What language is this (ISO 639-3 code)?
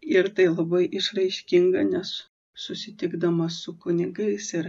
lit